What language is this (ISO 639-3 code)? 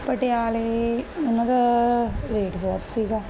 pan